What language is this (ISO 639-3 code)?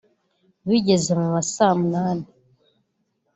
kin